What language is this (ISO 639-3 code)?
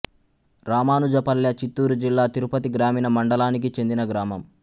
tel